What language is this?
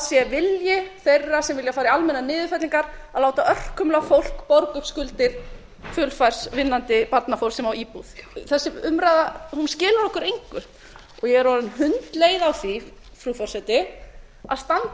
Icelandic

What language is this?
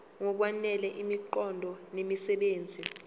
Zulu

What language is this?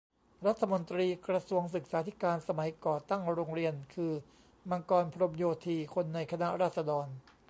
Thai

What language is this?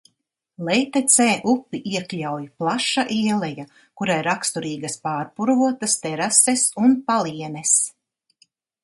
Latvian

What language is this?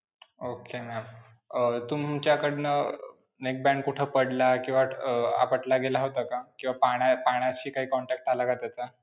Marathi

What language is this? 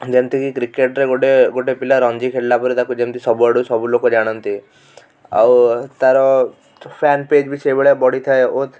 Odia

